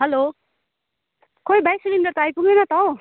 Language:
Nepali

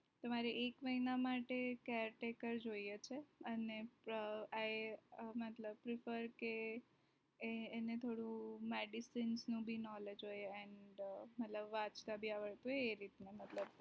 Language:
Gujarati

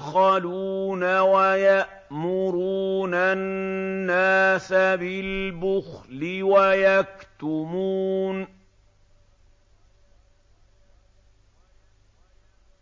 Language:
Arabic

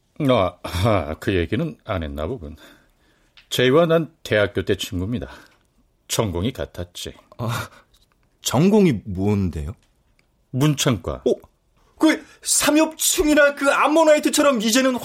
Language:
Korean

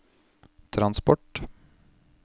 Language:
Norwegian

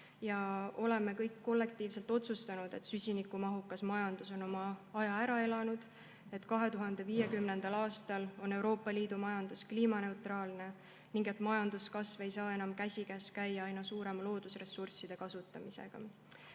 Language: Estonian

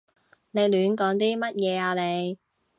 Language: Cantonese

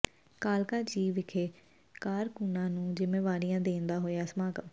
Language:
Punjabi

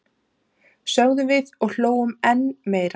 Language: Icelandic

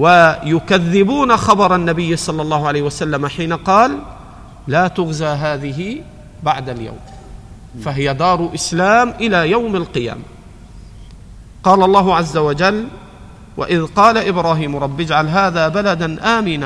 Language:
Arabic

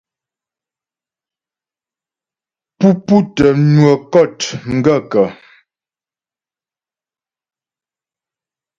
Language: Ghomala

